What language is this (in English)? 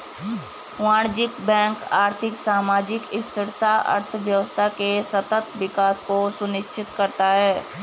Hindi